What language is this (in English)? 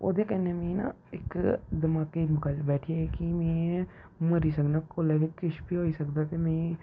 Dogri